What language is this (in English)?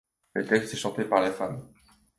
French